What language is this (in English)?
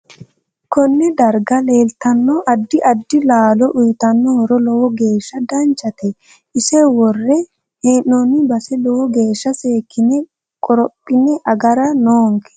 Sidamo